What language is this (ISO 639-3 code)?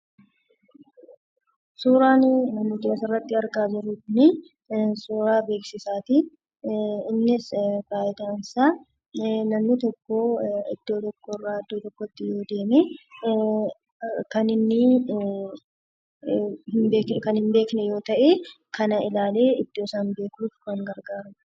orm